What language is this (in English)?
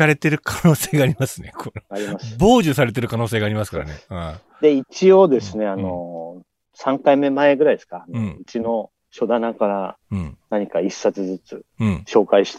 Japanese